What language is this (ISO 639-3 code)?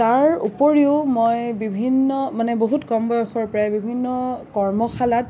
asm